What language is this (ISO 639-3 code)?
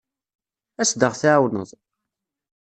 kab